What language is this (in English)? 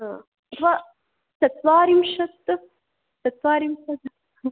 Sanskrit